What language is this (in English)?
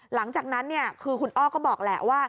Thai